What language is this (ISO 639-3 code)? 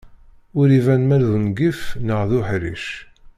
kab